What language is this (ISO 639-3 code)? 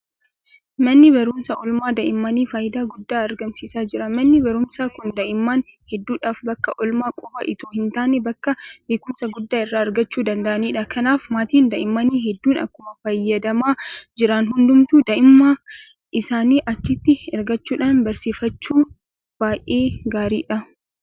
orm